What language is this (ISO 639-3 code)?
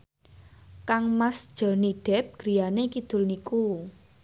jav